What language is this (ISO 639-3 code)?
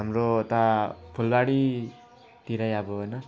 nep